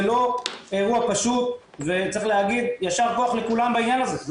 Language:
Hebrew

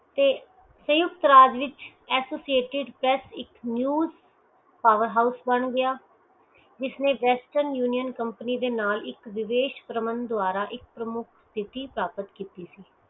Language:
Punjabi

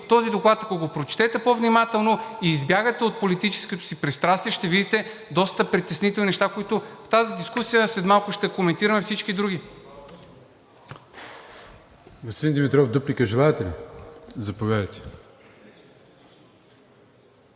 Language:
Bulgarian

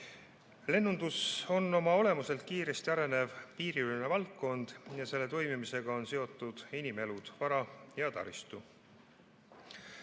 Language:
Estonian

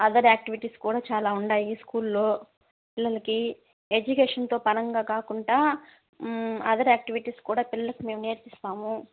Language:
Telugu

